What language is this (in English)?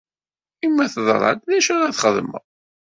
Kabyle